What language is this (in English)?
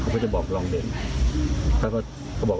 Thai